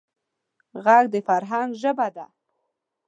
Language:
Pashto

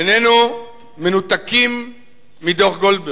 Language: Hebrew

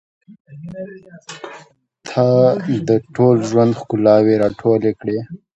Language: Pashto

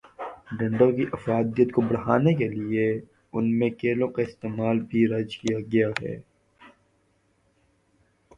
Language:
Urdu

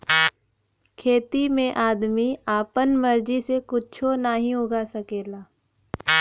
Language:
Bhojpuri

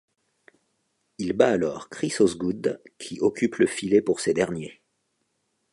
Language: French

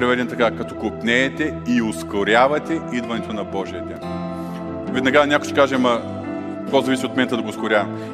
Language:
Bulgarian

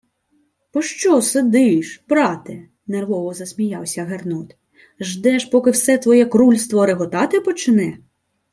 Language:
Ukrainian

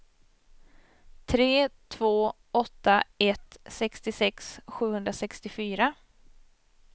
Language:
Swedish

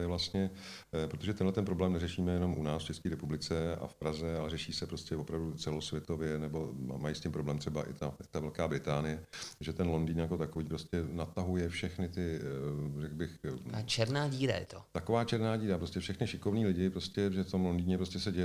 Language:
Czech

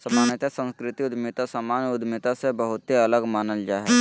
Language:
Magahi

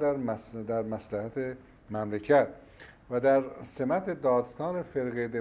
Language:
Persian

